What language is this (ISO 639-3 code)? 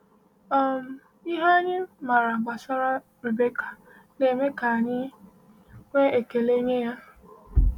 ibo